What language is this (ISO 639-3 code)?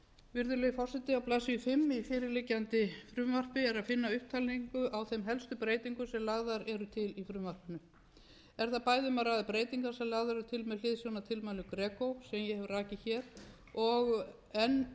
isl